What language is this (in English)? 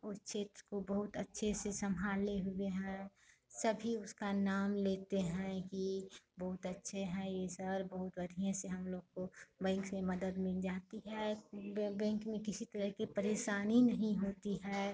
Hindi